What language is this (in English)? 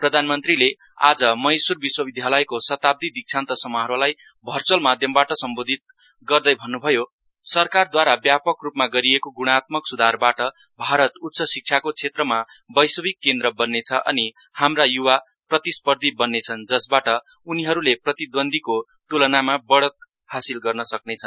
Nepali